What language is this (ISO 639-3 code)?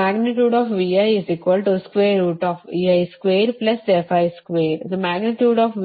kan